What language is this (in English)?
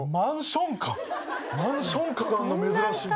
Japanese